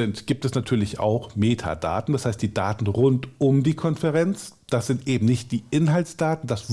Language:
German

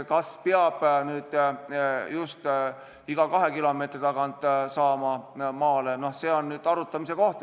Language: Estonian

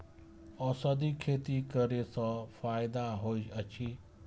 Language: Maithili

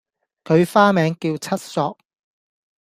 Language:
Cantonese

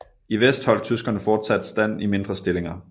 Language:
Danish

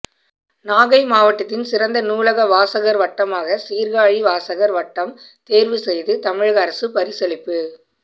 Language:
Tamil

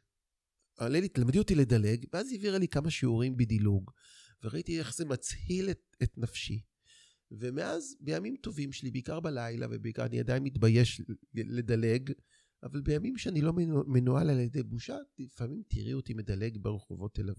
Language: Hebrew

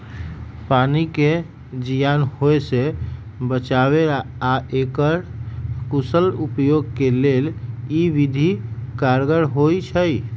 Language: Magahi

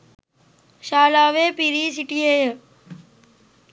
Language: Sinhala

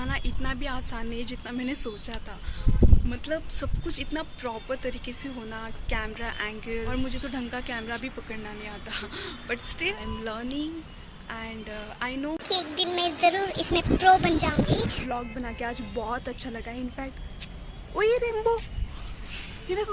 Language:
Hindi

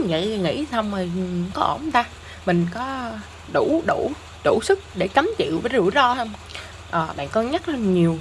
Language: Vietnamese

